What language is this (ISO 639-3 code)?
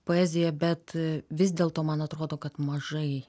lit